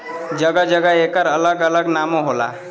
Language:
Bhojpuri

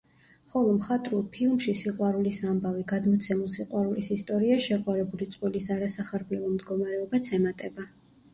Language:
Georgian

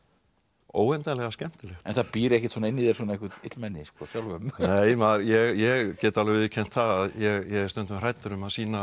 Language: Icelandic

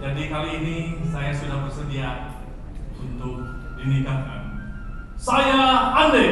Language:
Indonesian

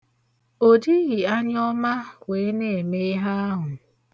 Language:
Igbo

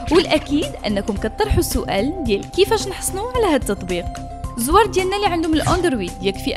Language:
Arabic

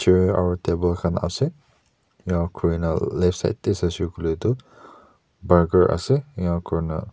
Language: Naga Pidgin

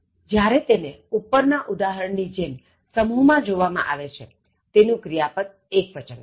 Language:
Gujarati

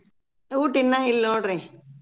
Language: Kannada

